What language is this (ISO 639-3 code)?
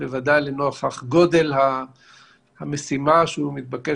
heb